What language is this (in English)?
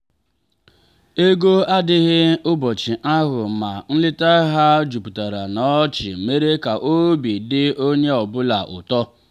Igbo